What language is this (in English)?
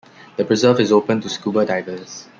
English